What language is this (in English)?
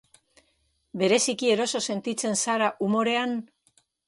Basque